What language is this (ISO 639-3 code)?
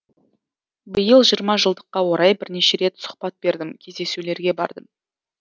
kaz